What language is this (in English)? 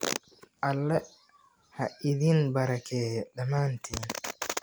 Somali